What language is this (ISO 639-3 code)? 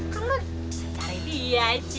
ind